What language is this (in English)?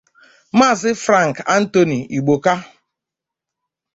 Igbo